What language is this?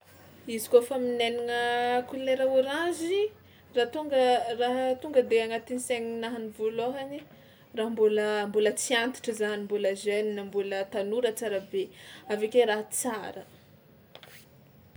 Tsimihety Malagasy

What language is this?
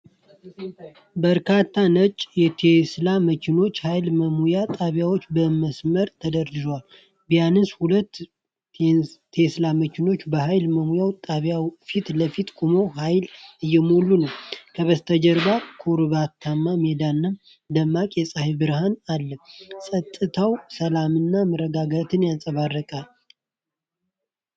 Amharic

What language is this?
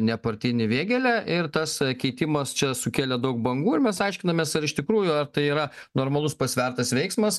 Lithuanian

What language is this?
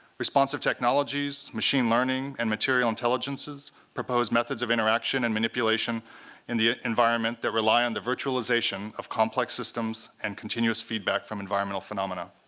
English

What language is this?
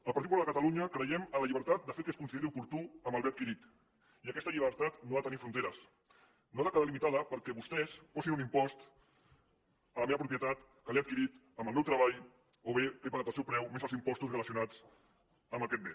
Catalan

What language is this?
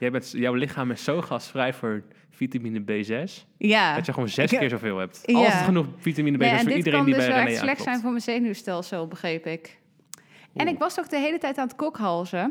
Dutch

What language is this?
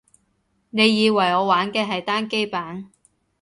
Cantonese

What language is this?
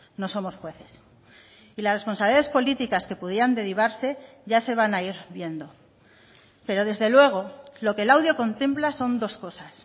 Spanish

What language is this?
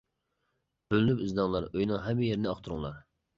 Uyghur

